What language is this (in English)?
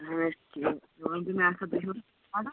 Kashmiri